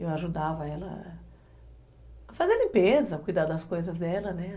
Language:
Portuguese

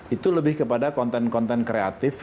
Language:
Indonesian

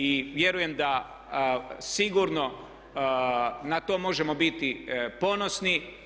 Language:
Croatian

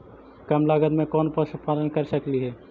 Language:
Magahi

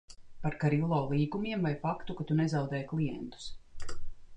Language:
Latvian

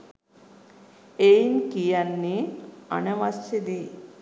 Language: Sinhala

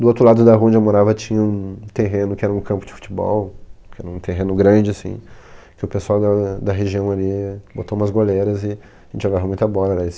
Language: Portuguese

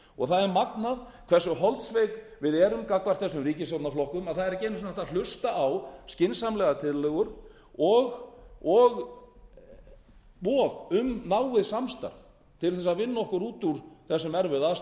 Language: Icelandic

